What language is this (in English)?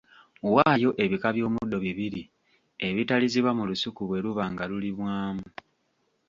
Ganda